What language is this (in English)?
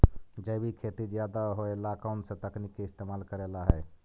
Magahi